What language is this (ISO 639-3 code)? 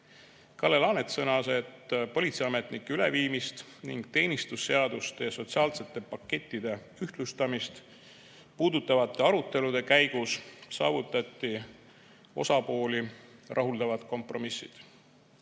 est